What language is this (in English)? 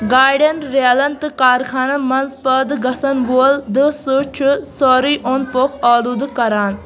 Kashmiri